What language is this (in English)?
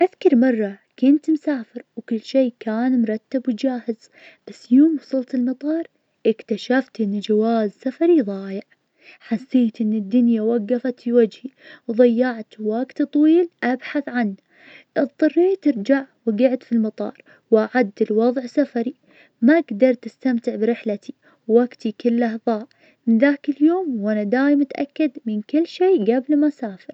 Najdi Arabic